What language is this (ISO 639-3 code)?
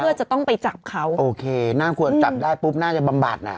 tha